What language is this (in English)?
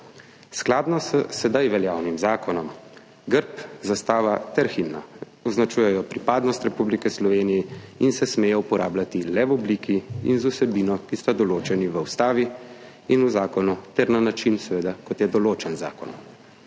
Slovenian